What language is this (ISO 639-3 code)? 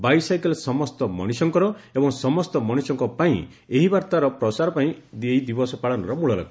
ori